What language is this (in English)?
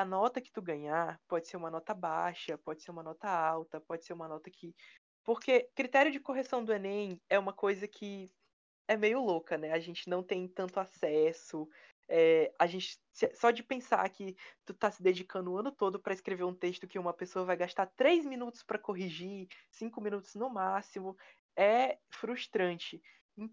Portuguese